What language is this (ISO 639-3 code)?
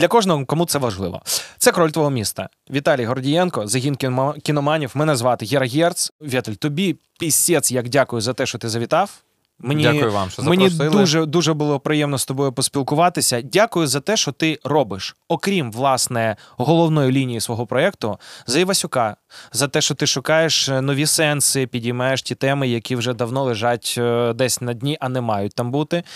ukr